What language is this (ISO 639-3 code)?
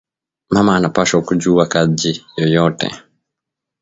swa